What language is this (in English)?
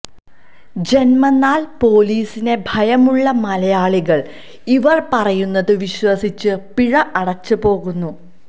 Malayalam